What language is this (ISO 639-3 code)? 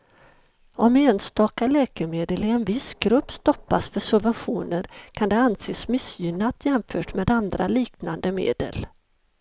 swe